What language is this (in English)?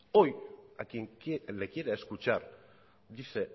Spanish